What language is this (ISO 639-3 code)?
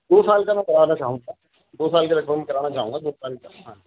urd